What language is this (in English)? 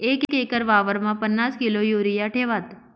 Marathi